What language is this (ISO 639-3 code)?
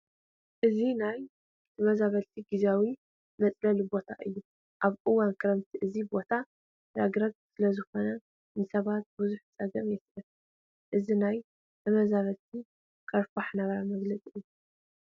tir